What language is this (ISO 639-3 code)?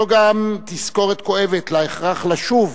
heb